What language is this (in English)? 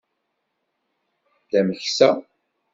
Kabyle